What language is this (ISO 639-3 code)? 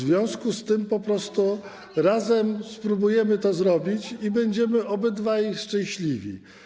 pol